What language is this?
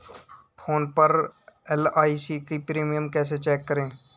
Hindi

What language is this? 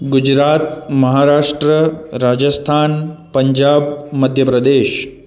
Sindhi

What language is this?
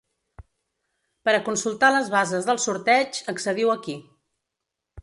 Catalan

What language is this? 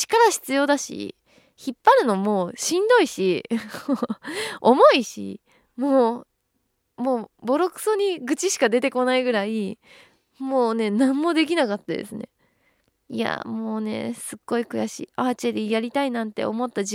Japanese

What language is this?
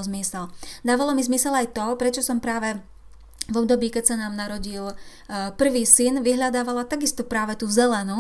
Slovak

